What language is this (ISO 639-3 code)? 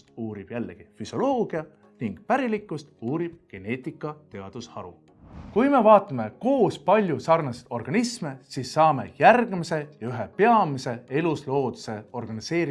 est